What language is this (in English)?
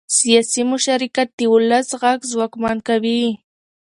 Pashto